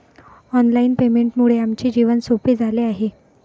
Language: Marathi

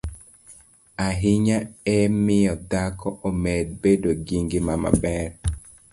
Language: Luo (Kenya and Tanzania)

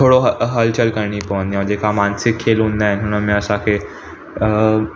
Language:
Sindhi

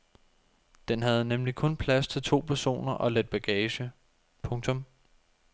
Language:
Danish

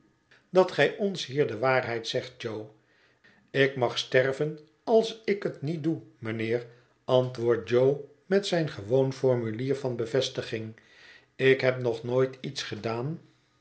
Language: Dutch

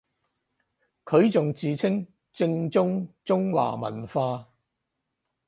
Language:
Cantonese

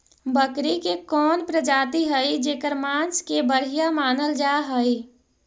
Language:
Magahi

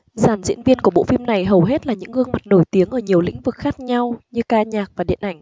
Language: Vietnamese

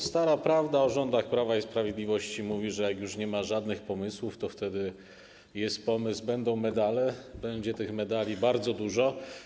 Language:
Polish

